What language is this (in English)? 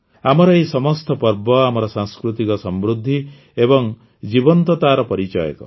Odia